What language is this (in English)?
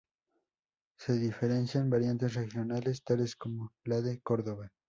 Spanish